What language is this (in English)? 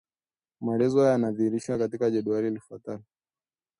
Swahili